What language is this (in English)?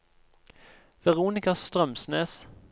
Norwegian